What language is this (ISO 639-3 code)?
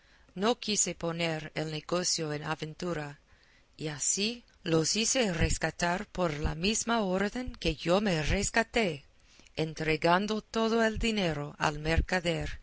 spa